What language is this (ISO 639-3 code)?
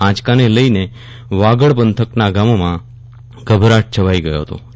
guj